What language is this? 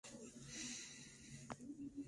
Pashto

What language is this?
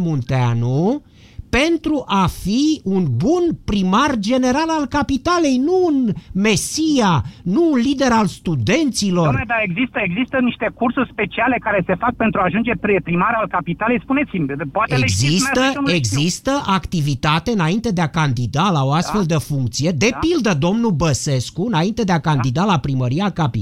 Romanian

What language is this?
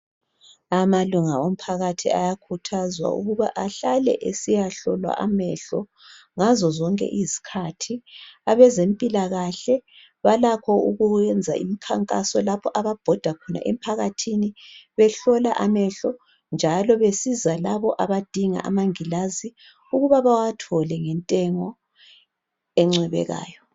North Ndebele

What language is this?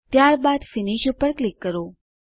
Gujarati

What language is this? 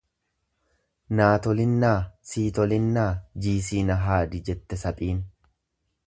Oromo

